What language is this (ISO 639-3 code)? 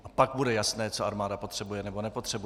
ces